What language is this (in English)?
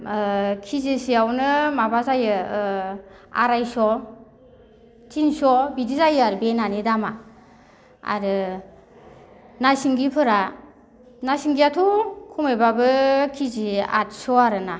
Bodo